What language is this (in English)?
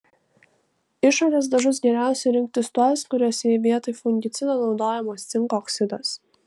Lithuanian